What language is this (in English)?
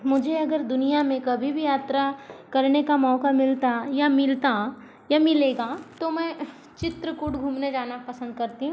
Hindi